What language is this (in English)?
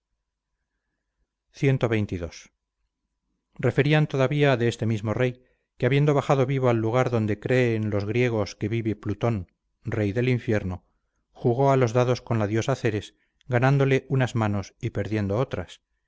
Spanish